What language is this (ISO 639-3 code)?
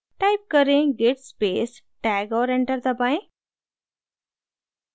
hin